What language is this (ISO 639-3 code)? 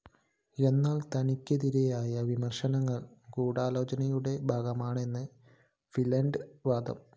mal